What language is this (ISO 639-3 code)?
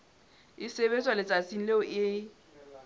sot